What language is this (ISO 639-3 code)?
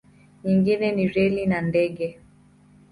swa